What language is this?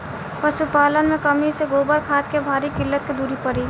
Bhojpuri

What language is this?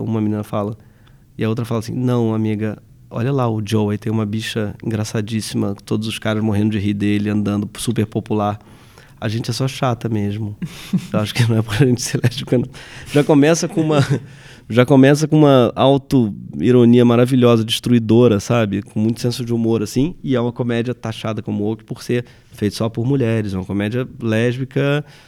Portuguese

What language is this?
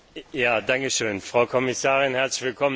German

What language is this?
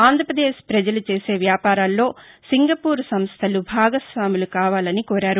Telugu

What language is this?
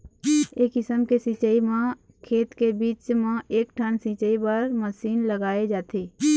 Chhattisgarhi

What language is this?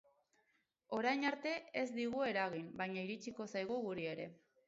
Basque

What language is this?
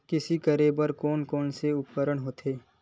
Chhattisgarhi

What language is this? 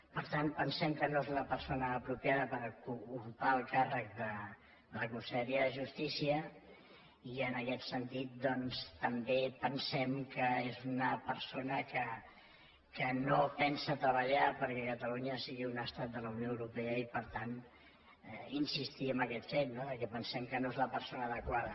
Catalan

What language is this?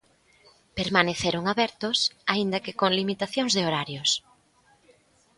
Galician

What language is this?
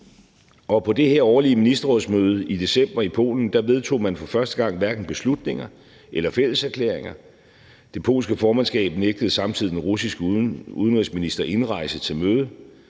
Danish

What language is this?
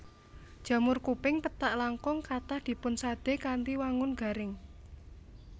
Javanese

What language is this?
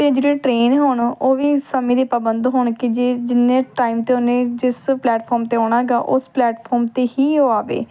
Punjabi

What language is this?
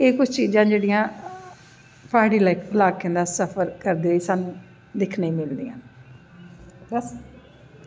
Dogri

